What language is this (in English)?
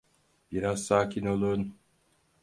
Turkish